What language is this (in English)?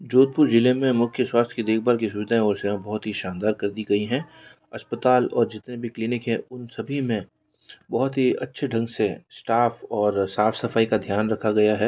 Hindi